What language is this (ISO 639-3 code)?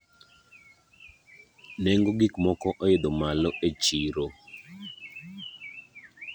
luo